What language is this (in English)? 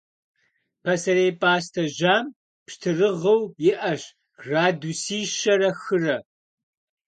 Kabardian